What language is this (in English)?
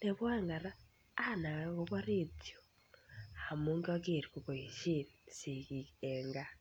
Kalenjin